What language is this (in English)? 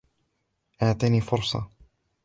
Arabic